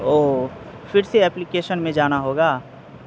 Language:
Urdu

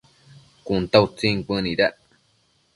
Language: Matsés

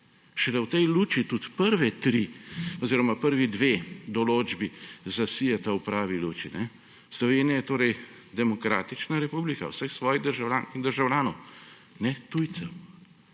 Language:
Slovenian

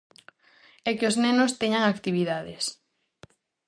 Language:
Galician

